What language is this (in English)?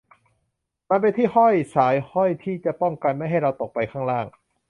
Thai